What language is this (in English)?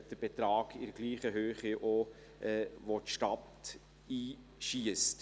Swiss German